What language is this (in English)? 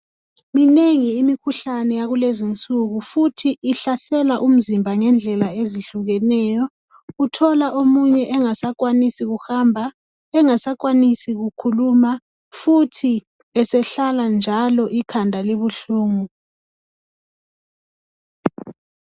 North Ndebele